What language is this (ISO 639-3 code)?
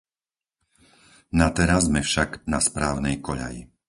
slk